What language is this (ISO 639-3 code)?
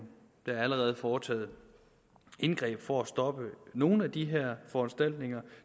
dan